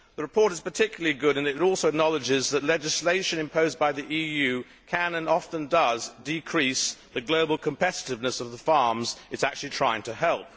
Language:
English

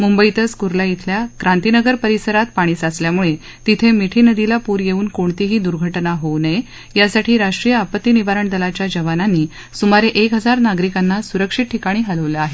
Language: Marathi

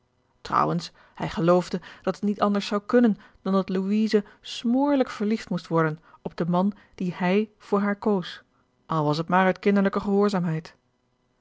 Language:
Dutch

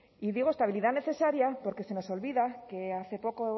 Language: Spanish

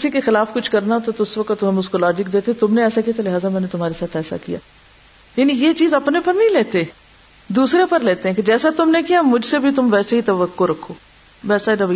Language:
Urdu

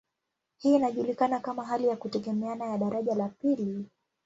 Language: Swahili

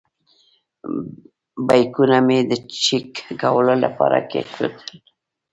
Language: Pashto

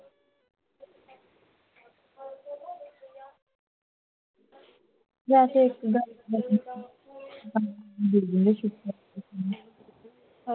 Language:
Punjabi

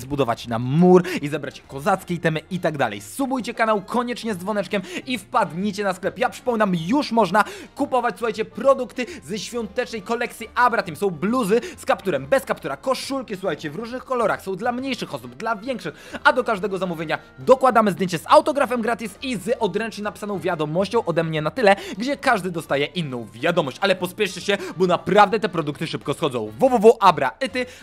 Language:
Polish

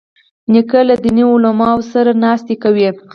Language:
Pashto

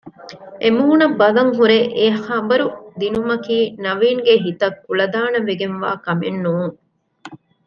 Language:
Divehi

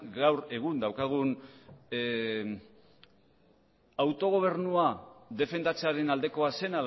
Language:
Basque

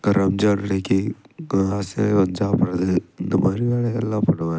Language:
Tamil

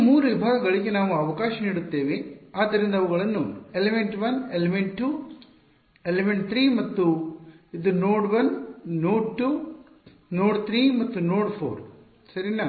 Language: Kannada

